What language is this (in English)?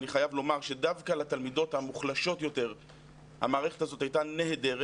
Hebrew